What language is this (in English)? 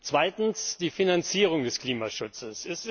German